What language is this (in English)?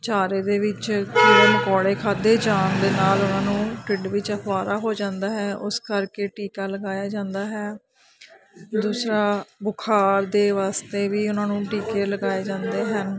Punjabi